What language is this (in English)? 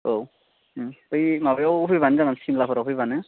Bodo